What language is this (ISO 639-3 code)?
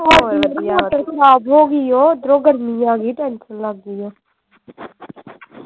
pan